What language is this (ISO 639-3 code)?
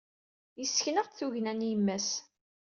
kab